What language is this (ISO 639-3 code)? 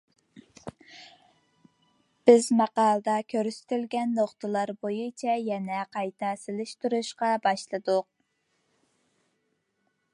uig